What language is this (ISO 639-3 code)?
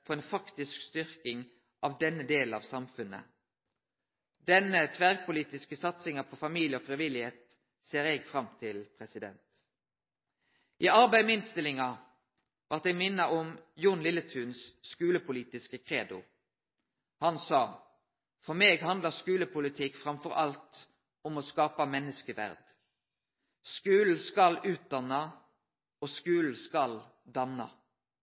nno